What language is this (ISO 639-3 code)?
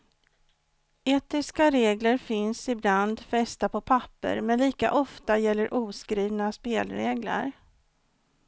swe